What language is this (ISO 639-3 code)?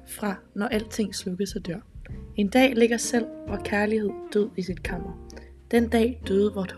dan